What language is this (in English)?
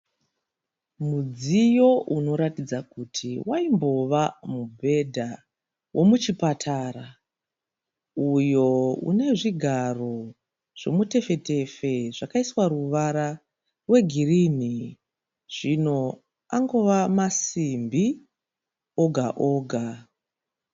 Shona